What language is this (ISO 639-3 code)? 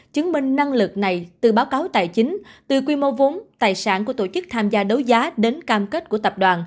vie